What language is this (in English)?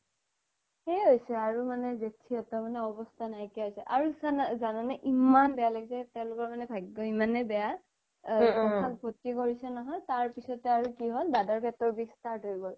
Assamese